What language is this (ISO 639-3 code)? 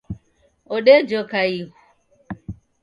dav